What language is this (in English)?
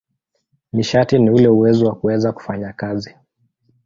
Swahili